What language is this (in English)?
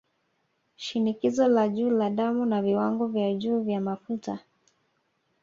Swahili